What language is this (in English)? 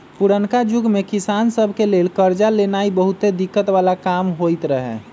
Magahi